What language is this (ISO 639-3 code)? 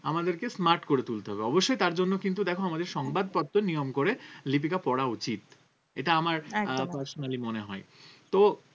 ben